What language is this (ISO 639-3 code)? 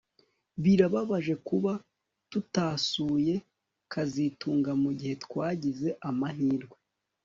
kin